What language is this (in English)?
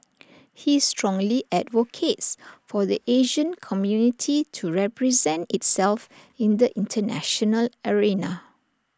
English